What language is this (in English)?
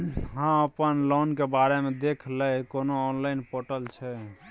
Maithili